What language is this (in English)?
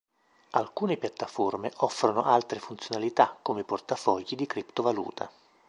Italian